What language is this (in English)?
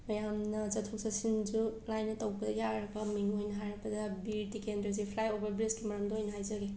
Manipuri